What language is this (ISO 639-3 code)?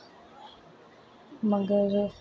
doi